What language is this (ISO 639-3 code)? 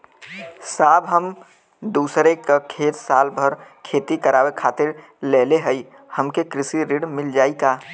bho